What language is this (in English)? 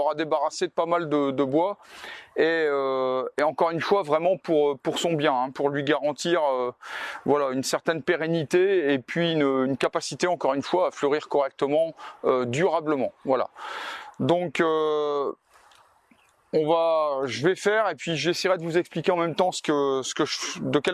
French